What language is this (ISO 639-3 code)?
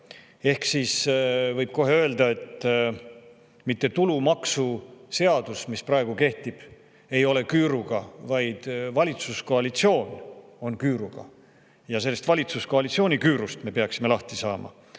est